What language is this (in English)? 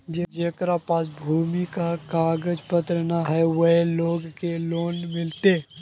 Magahi